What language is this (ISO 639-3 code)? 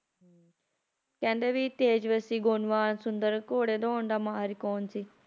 pan